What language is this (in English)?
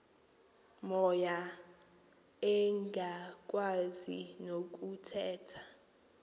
Xhosa